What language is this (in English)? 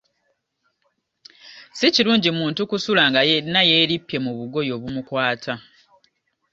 Ganda